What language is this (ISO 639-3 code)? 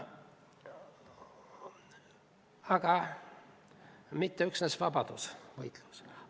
est